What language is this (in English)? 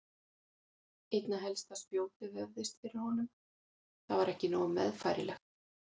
Icelandic